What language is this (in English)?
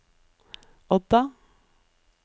Norwegian